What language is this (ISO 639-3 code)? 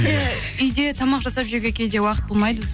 kaz